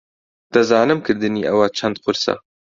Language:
Central Kurdish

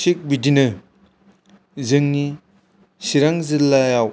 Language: Bodo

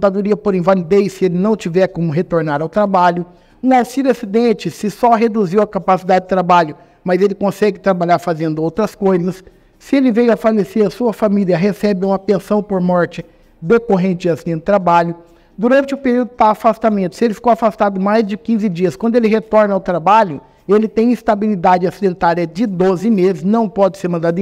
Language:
Portuguese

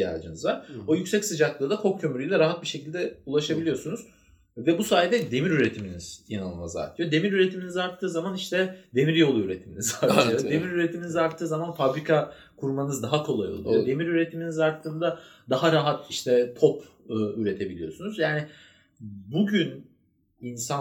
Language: Turkish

